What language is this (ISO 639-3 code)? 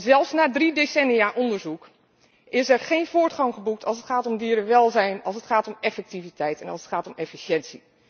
nld